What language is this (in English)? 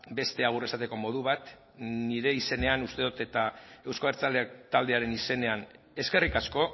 Basque